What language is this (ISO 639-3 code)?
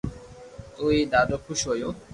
lrk